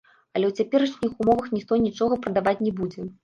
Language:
Belarusian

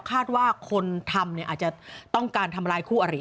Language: Thai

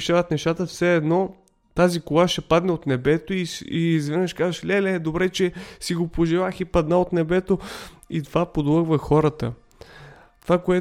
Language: Bulgarian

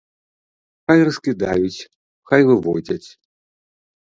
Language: Belarusian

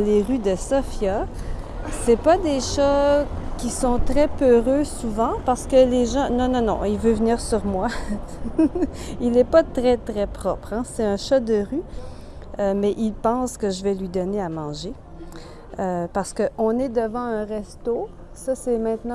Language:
French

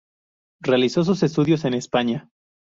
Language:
Spanish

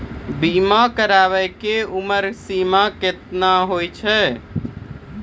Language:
Maithili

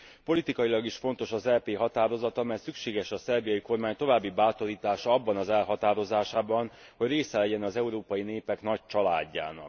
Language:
Hungarian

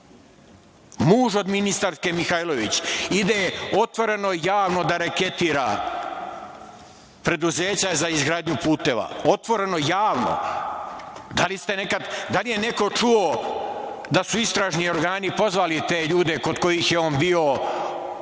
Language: Serbian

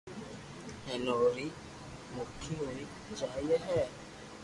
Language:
Loarki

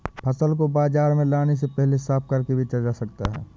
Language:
Hindi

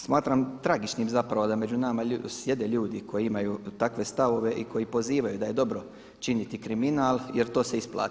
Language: Croatian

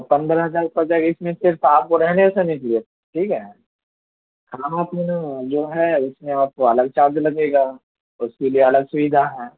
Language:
Urdu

